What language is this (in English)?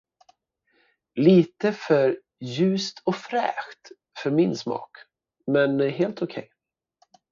Swedish